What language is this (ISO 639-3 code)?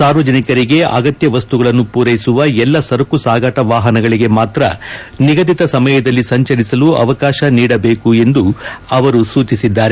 kan